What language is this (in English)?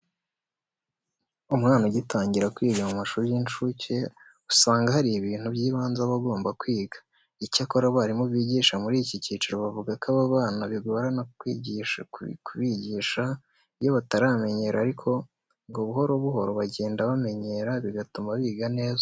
Kinyarwanda